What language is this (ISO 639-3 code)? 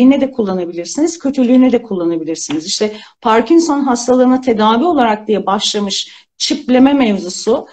tur